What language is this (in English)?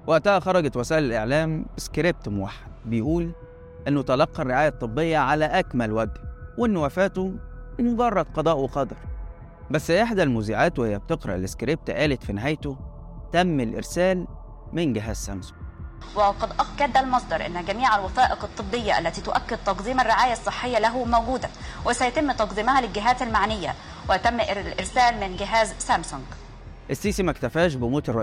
Arabic